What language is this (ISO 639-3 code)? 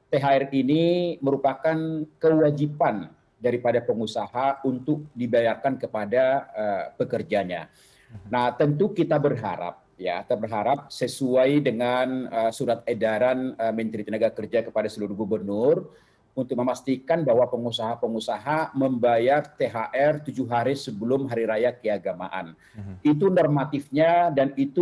ind